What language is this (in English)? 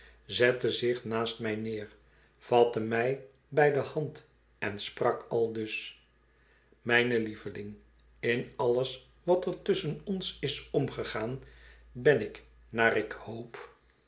Dutch